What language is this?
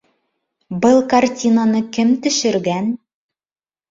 Bashkir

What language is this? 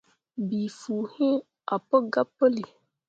Mundang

